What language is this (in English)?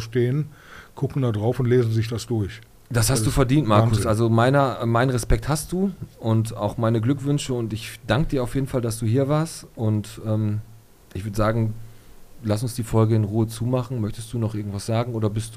German